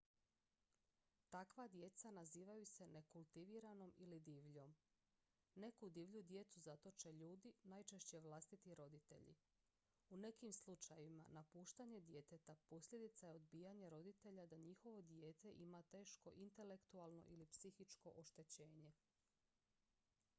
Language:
Croatian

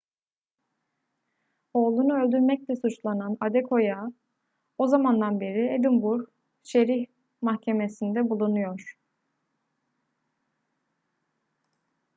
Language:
Turkish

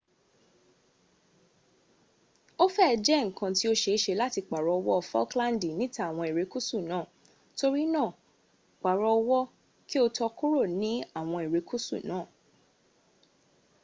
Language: Yoruba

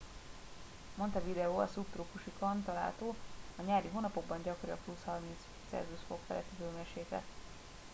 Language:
Hungarian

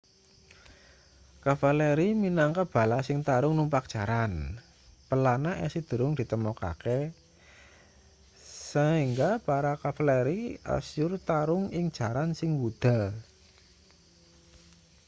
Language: Javanese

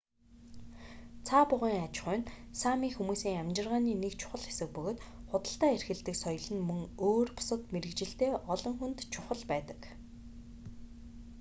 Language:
Mongolian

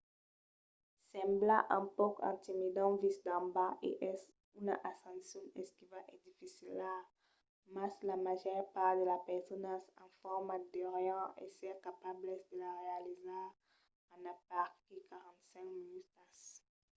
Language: Occitan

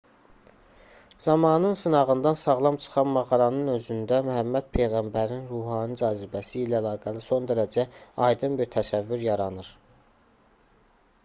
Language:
Azerbaijani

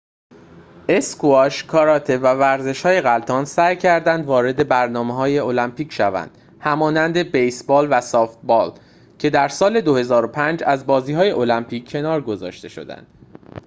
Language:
Persian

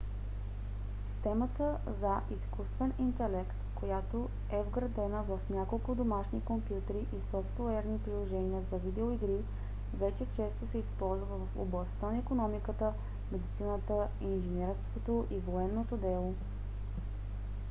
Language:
Bulgarian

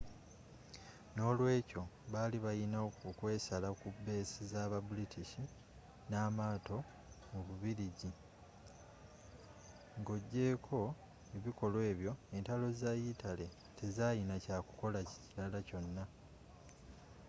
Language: Ganda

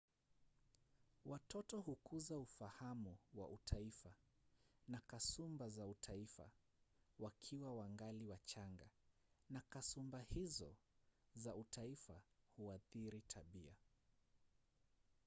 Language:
Swahili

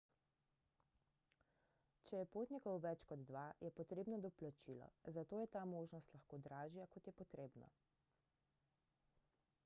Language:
Slovenian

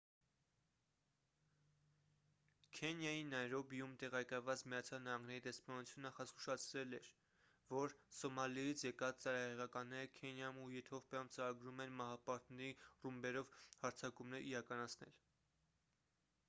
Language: Armenian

